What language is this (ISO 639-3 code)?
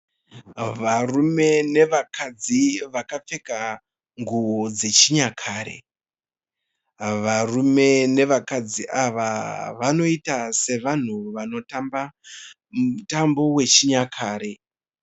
sna